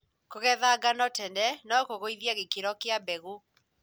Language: Kikuyu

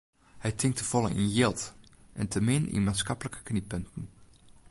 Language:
Western Frisian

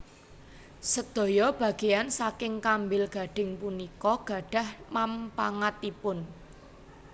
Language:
Javanese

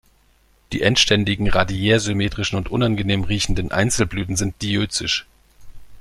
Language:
German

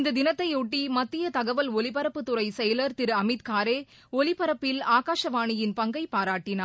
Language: Tamil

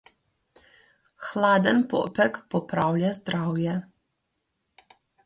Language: Slovenian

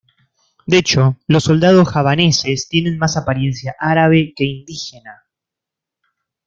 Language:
Spanish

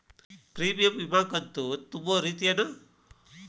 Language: Kannada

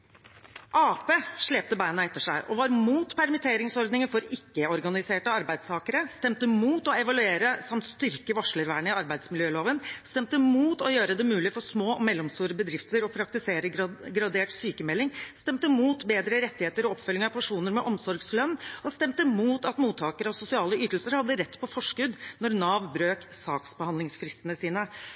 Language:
Norwegian Bokmål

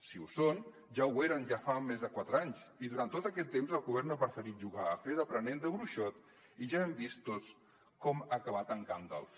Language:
Catalan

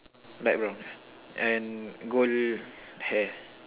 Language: English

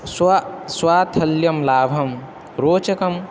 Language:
Sanskrit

